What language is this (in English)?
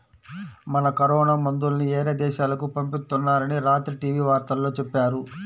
Telugu